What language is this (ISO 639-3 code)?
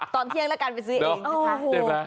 tha